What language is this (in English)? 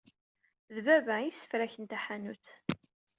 Kabyle